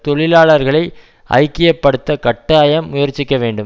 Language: Tamil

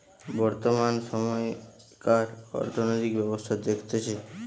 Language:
Bangla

